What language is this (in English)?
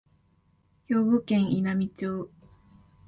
Japanese